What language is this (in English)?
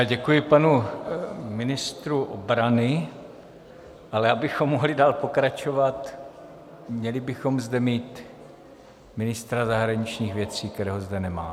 Czech